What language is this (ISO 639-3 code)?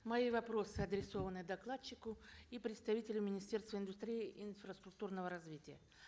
kaz